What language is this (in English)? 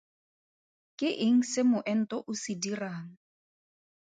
Tswana